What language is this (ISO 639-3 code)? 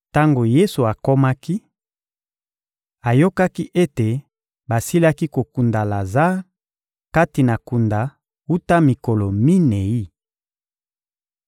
lin